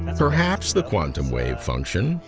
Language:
English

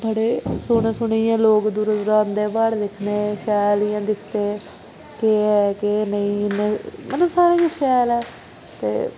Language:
Dogri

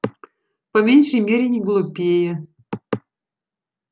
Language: Russian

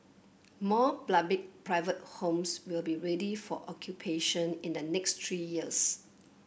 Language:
English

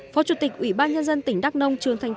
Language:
Vietnamese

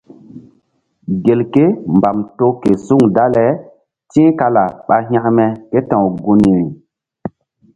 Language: Mbum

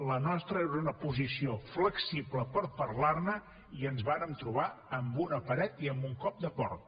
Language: Catalan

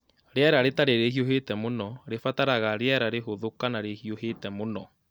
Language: Kikuyu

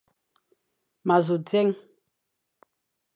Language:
Fang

